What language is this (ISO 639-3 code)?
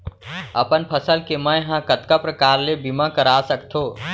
hne